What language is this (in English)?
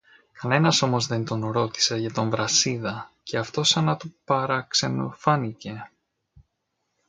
Greek